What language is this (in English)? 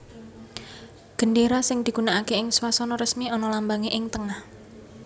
Javanese